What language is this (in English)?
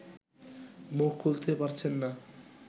Bangla